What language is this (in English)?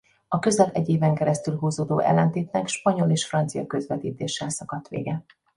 Hungarian